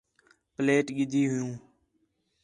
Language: Khetrani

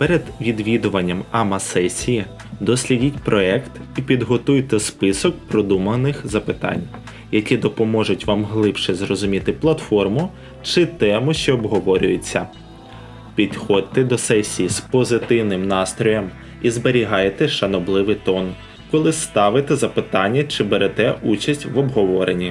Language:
Ukrainian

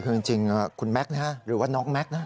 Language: Thai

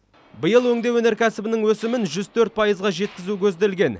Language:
Kazakh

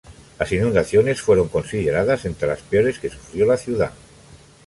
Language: Spanish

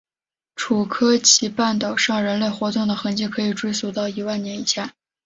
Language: Chinese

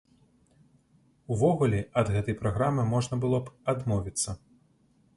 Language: Belarusian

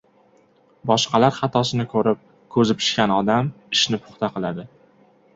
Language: Uzbek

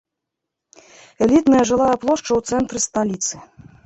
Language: Belarusian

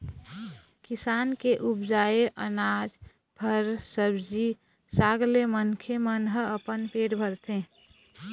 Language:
Chhattisgarhi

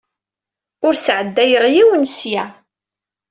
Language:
Kabyle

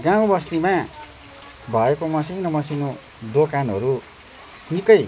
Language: Nepali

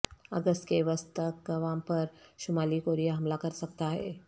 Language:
Urdu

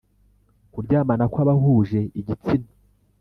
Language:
Kinyarwanda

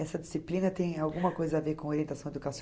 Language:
Portuguese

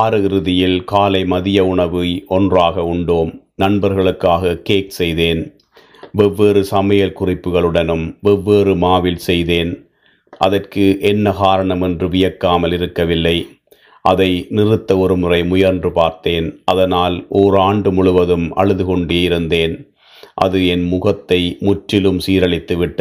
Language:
Tamil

